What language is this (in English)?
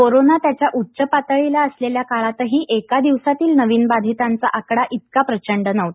Marathi